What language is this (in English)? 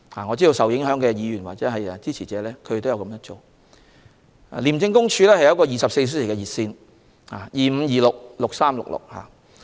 Cantonese